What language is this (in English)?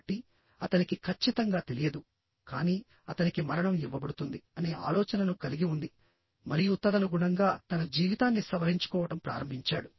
Telugu